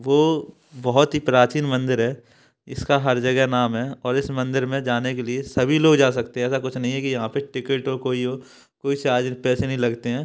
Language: Hindi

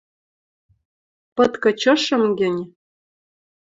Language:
Western Mari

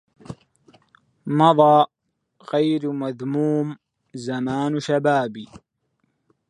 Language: Arabic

